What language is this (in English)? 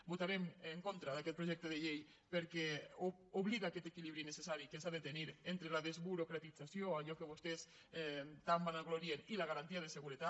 Catalan